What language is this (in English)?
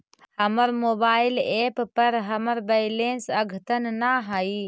Magahi